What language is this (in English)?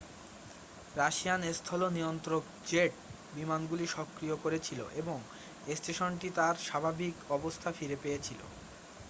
Bangla